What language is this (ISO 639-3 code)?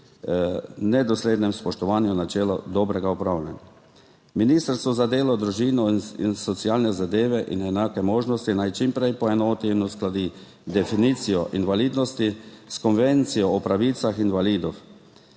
slv